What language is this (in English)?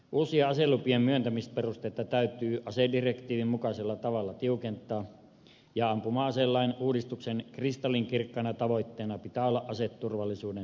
Finnish